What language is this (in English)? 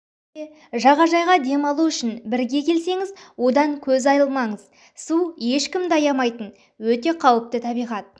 Kazakh